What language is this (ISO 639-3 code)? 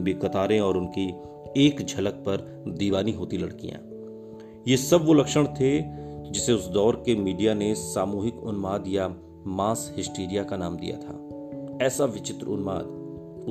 hin